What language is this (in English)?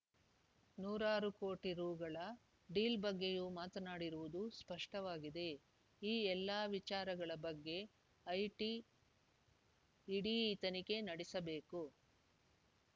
Kannada